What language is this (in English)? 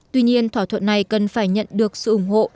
Vietnamese